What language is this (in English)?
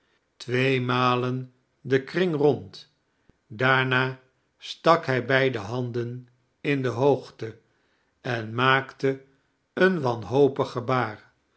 Dutch